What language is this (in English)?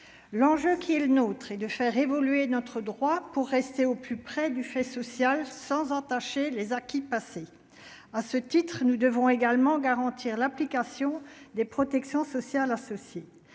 French